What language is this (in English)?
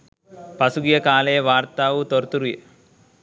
Sinhala